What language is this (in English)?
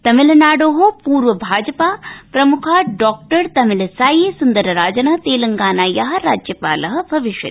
Sanskrit